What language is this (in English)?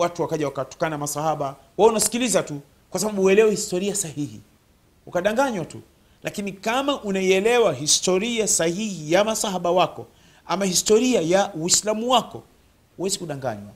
Swahili